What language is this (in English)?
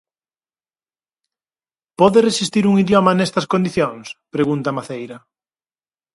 Galician